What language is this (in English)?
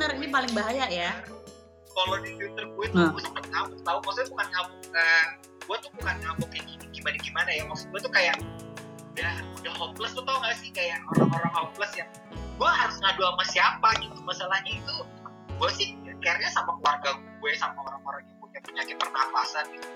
Indonesian